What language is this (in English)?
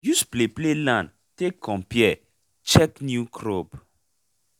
Nigerian Pidgin